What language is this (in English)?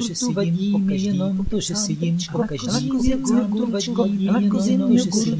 Korean